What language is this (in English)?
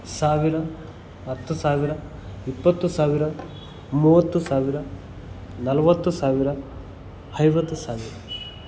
Kannada